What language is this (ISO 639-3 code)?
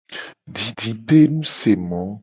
gej